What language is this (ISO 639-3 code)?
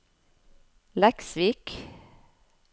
nor